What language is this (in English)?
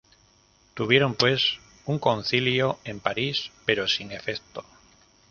Spanish